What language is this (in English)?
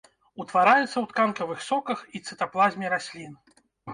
Belarusian